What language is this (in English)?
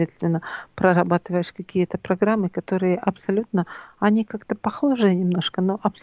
Russian